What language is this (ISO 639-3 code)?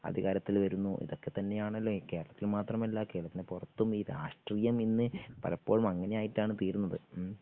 mal